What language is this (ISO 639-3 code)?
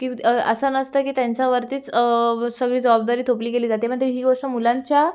mar